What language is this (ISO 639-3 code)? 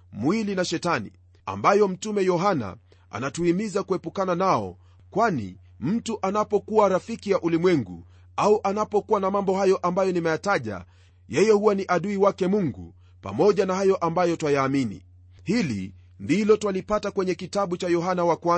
swa